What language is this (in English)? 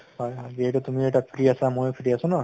Assamese